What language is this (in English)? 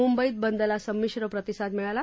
Marathi